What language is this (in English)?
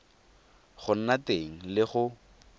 Tswana